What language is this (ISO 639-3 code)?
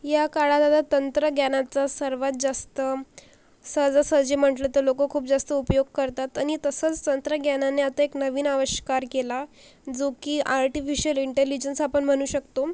mar